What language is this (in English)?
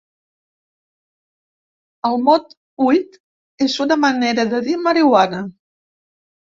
Catalan